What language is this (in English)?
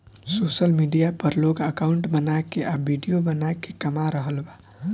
Bhojpuri